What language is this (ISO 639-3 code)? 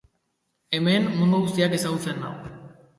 eus